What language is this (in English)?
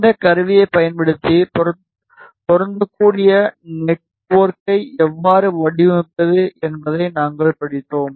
Tamil